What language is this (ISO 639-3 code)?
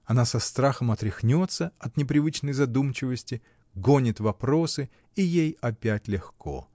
rus